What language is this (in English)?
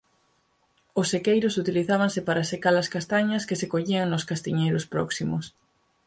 Galician